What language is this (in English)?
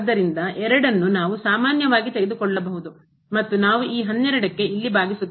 Kannada